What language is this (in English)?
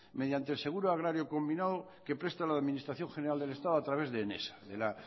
Spanish